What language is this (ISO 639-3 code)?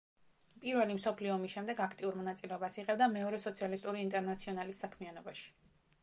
kat